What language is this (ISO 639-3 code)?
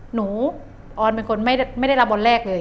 tha